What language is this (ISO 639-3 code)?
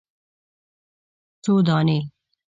pus